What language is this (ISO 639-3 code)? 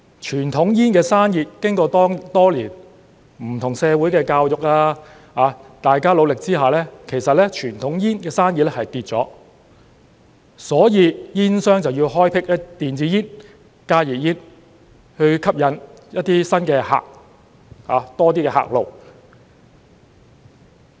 yue